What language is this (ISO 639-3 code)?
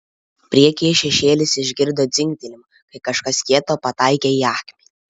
lit